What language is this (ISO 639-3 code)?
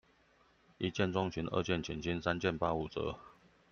zho